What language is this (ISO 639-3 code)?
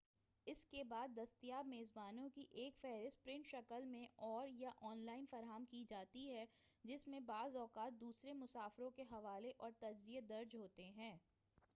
urd